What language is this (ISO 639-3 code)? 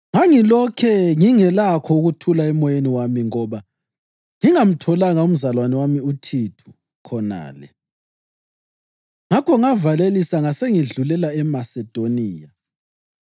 nde